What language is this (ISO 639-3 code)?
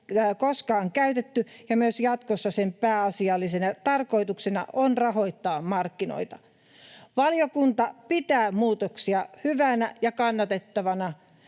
fin